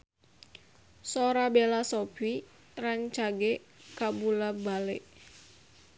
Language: Sundanese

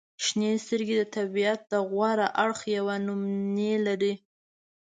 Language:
Pashto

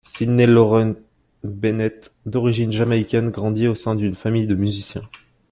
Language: French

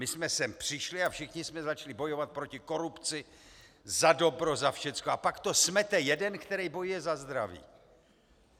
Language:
Czech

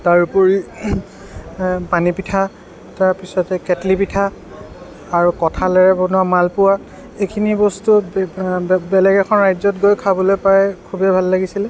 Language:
Assamese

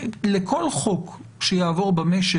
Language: Hebrew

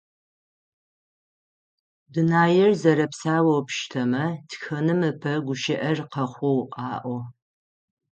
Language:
Adyghe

